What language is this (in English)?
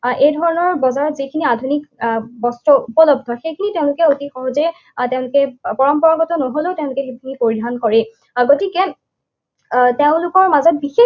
Assamese